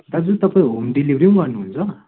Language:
Nepali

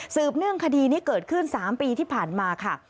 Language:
Thai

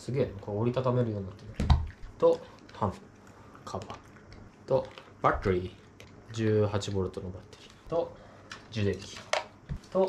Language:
Japanese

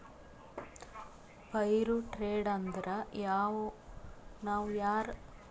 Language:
Kannada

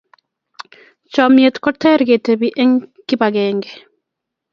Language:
Kalenjin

